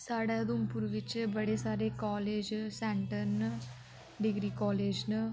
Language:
Dogri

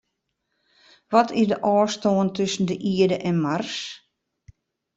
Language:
Western Frisian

